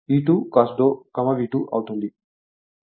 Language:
Telugu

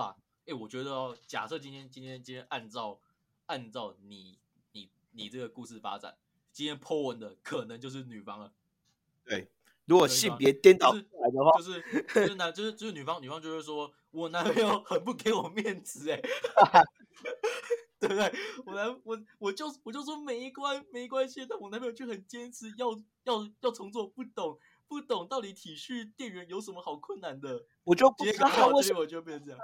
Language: Chinese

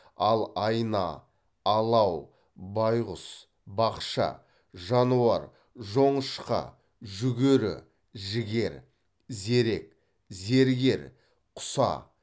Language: Kazakh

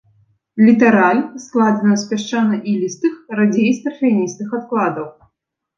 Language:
Belarusian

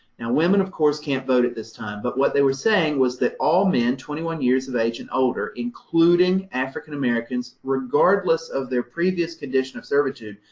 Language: English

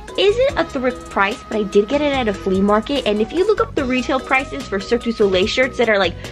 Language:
English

